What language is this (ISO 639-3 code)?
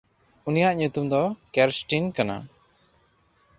sat